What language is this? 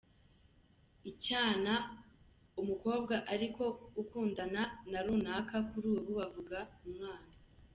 Kinyarwanda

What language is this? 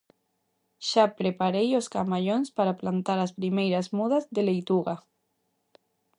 Galician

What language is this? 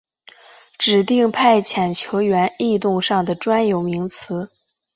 Chinese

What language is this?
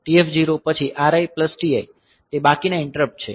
Gujarati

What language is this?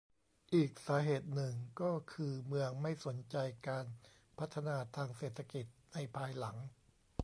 Thai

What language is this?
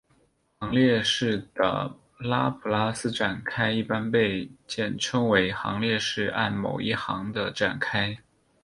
Chinese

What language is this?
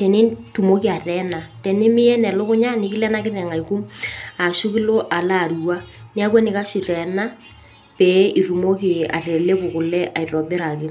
Masai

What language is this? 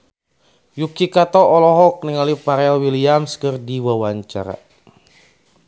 Sundanese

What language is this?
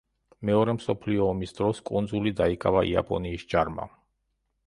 Georgian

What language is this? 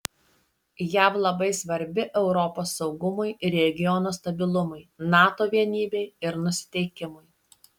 Lithuanian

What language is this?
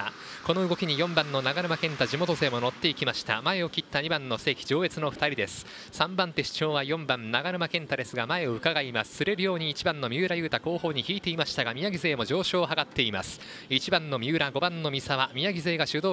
Japanese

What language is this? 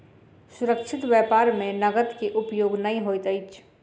Maithili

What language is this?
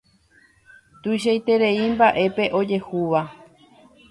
Guarani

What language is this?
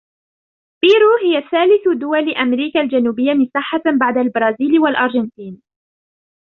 Arabic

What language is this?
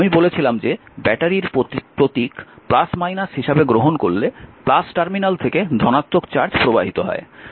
Bangla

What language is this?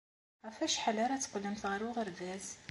Kabyle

